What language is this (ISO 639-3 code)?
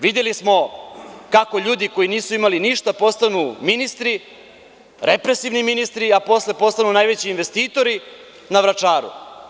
srp